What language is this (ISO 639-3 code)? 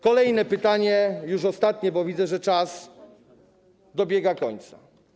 pol